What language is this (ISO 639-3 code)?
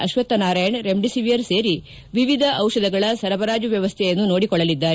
kan